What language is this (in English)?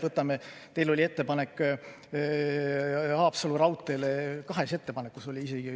Estonian